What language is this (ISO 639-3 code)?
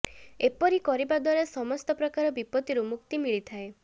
ori